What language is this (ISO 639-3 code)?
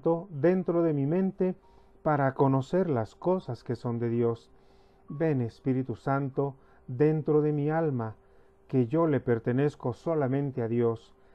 spa